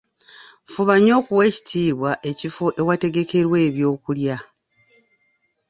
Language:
Ganda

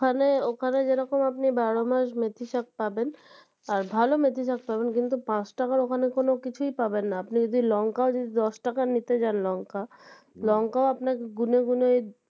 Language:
Bangla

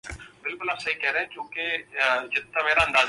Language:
Urdu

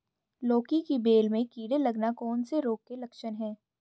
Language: Hindi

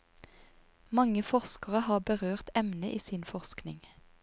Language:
Norwegian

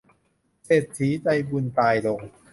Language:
Thai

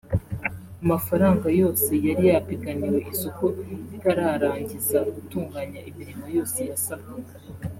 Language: Kinyarwanda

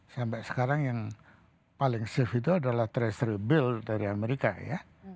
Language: Indonesian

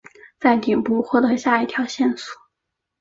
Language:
Chinese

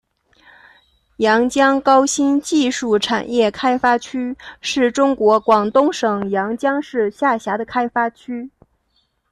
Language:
Chinese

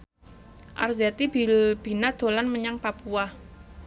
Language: Javanese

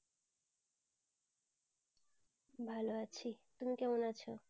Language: Bangla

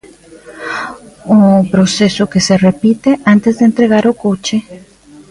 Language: Galician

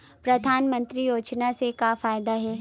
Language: Chhattisgarhi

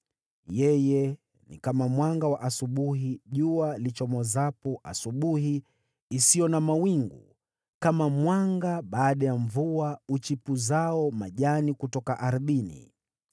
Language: Swahili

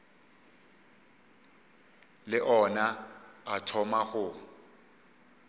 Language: Northern Sotho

